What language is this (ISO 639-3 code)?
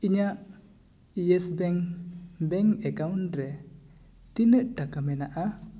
sat